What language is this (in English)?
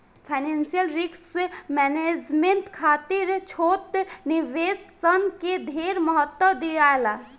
Bhojpuri